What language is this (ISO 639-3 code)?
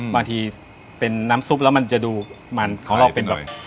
tha